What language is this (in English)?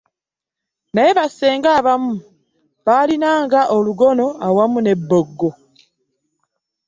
Ganda